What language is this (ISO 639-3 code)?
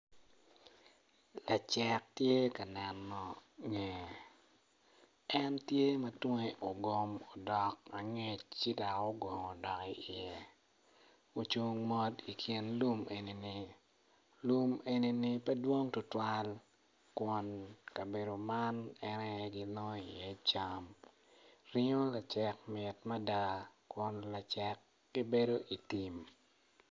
ach